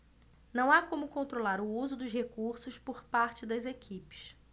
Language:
Portuguese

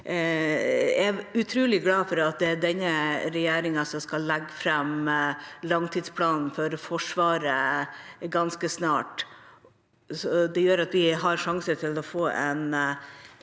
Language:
Norwegian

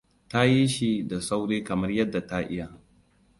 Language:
Hausa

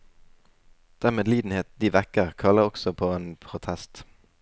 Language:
Norwegian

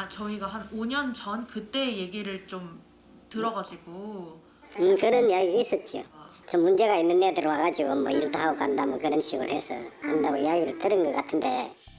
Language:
Korean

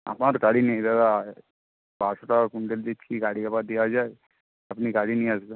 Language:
Bangla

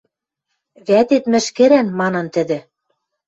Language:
Western Mari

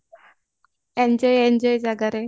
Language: Odia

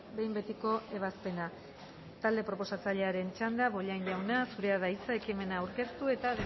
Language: Basque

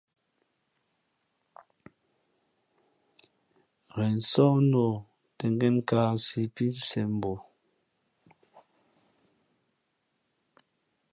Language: Fe'fe'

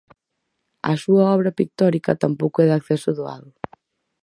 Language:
Galician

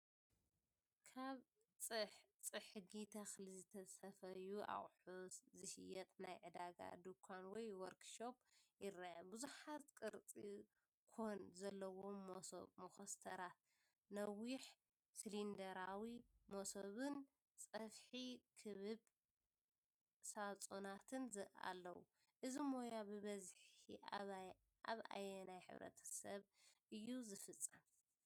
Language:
Tigrinya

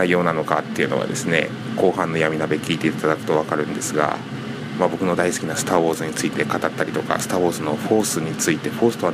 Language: Japanese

